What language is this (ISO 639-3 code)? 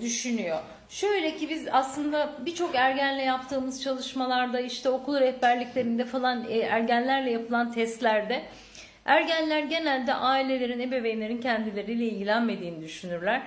tur